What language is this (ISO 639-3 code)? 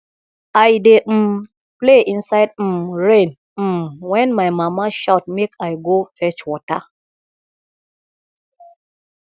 pcm